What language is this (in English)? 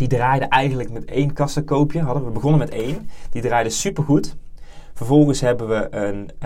Dutch